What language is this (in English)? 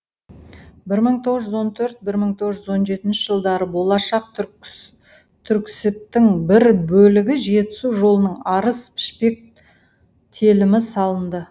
Kazakh